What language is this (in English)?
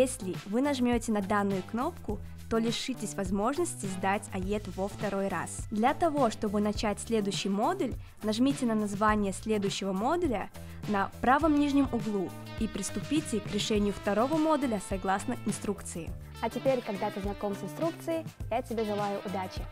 Russian